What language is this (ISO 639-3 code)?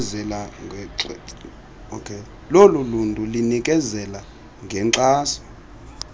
xho